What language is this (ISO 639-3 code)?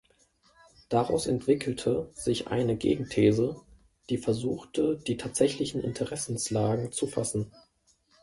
deu